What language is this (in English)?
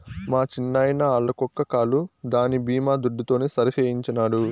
Telugu